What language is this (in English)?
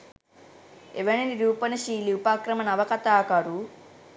Sinhala